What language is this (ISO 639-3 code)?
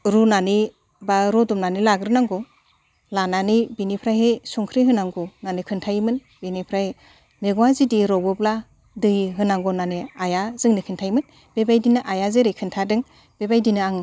brx